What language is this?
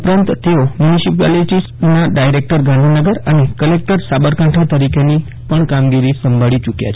Gujarati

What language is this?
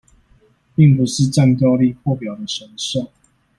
Chinese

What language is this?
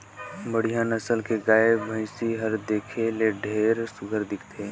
Chhattisgarhi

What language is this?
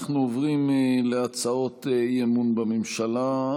Hebrew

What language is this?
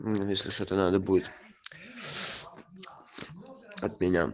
Russian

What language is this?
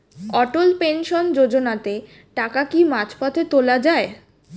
Bangla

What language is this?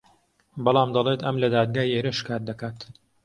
Central Kurdish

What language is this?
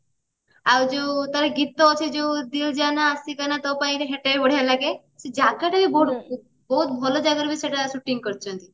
Odia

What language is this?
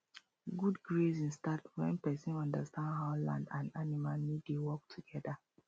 Nigerian Pidgin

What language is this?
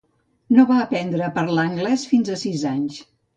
Catalan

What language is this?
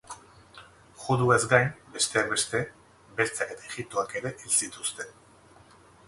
Basque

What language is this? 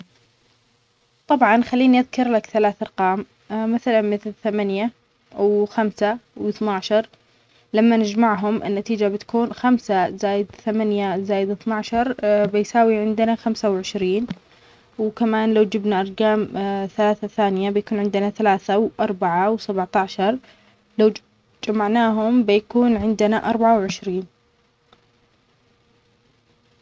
Omani Arabic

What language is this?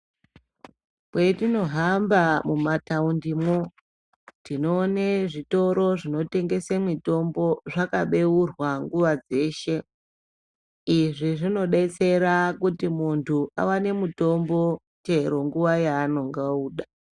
Ndau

